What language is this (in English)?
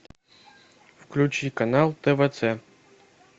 Russian